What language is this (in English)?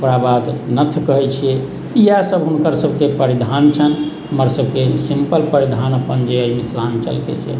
Maithili